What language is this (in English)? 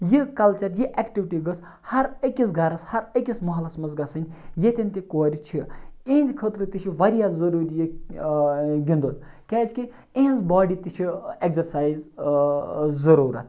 Kashmiri